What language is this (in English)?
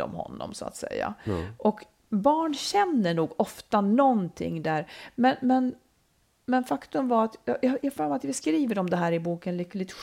Swedish